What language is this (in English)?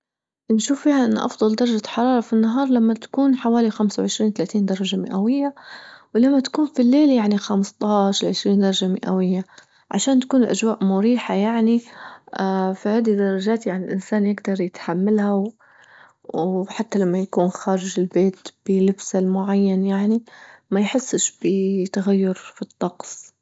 Libyan Arabic